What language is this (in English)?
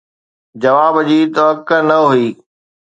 Sindhi